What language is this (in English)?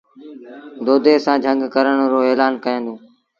Sindhi Bhil